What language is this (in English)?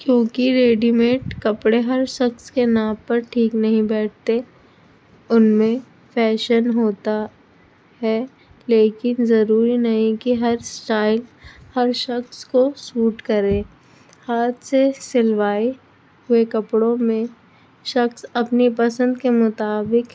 Urdu